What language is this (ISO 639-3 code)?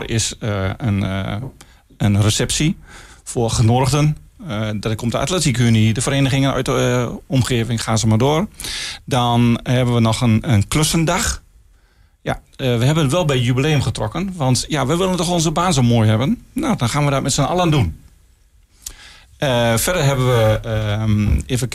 nld